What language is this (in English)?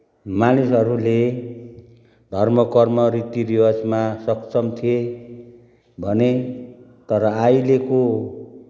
Nepali